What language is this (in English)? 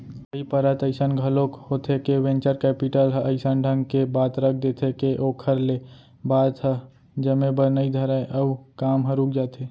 Chhattisgarhi